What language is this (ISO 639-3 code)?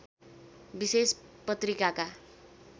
nep